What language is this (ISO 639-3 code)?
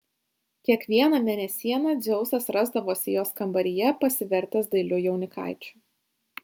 lit